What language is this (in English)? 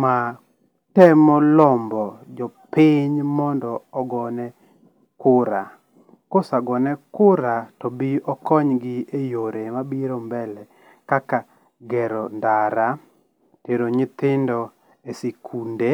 Luo (Kenya and Tanzania)